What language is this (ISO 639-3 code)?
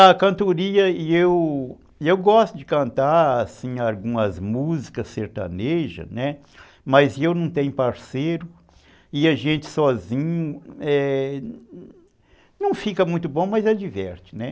por